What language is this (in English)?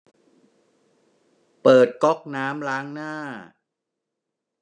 Thai